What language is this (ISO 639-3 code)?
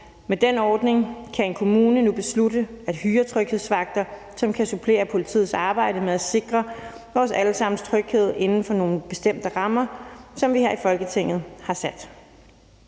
dan